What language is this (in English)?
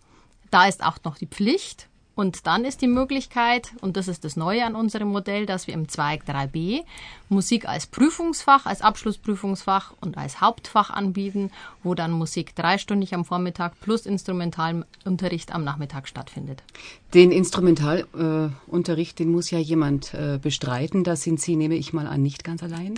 German